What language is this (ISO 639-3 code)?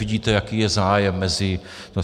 ces